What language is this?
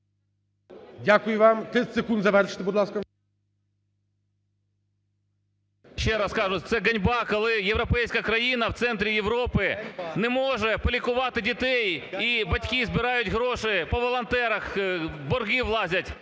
Ukrainian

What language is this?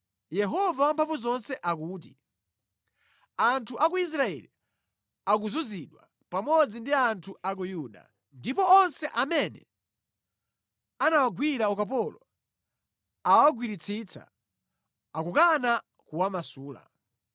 Nyanja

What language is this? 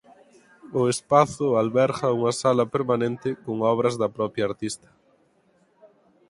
Galician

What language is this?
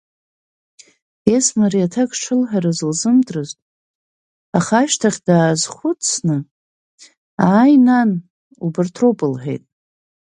Abkhazian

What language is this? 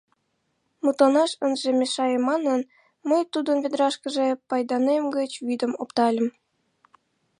Mari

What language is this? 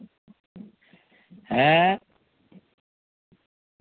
Santali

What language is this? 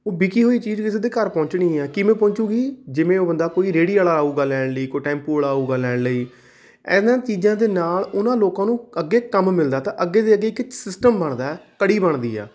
Punjabi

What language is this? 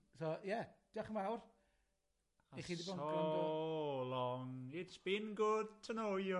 Welsh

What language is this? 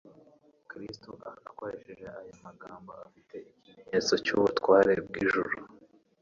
Kinyarwanda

